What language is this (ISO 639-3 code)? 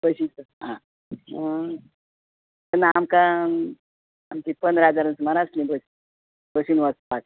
kok